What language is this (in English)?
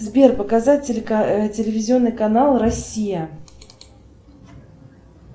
Russian